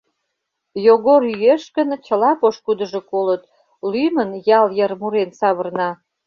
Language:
Mari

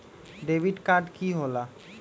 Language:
Magahi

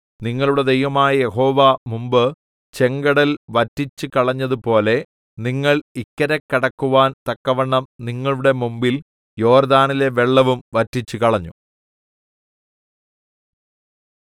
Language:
Malayalam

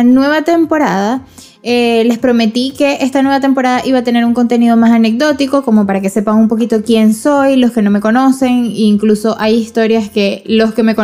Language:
Spanish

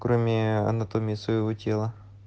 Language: Russian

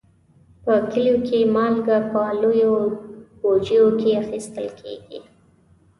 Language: Pashto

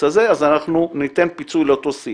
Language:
Hebrew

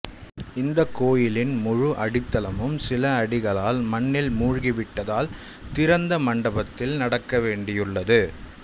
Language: Tamil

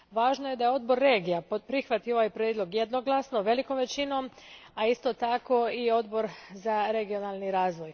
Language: Croatian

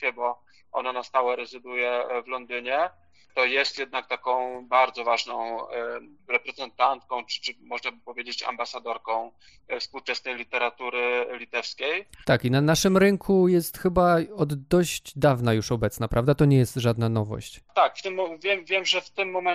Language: Polish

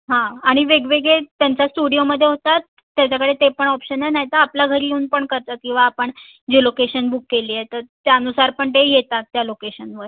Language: Marathi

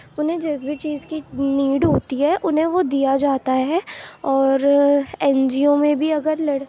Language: Urdu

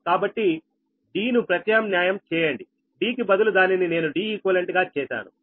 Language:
Telugu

